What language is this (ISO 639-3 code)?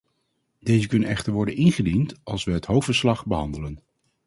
nld